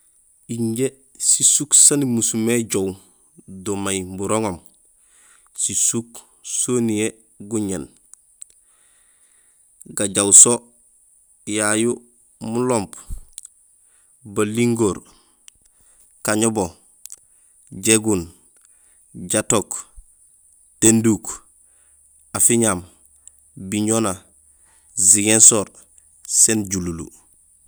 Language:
Gusilay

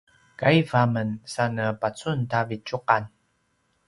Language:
Paiwan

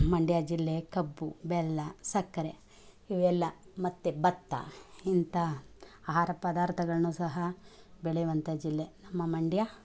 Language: Kannada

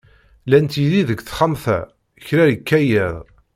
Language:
Kabyle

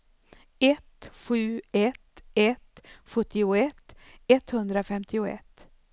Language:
Swedish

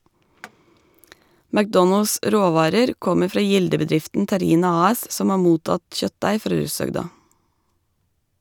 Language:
Norwegian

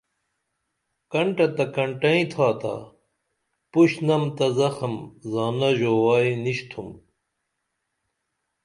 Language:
Dameli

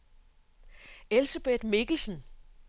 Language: Danish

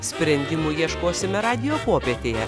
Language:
Lithuanian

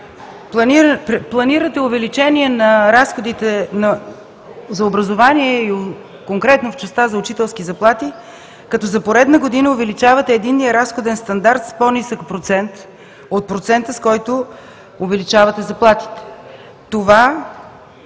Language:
Bulgarian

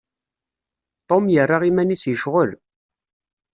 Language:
Kabyle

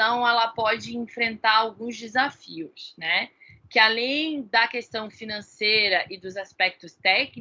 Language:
Portuguese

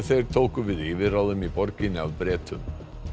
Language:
Icelandic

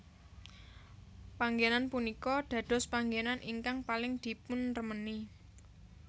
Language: Javanese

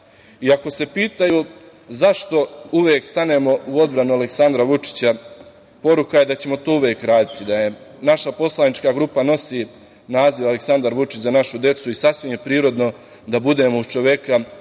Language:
Serbian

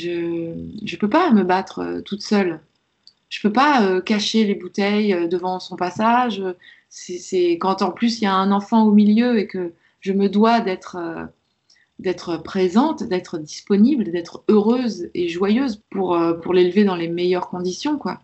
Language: French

